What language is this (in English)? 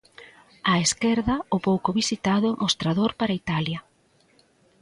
Galician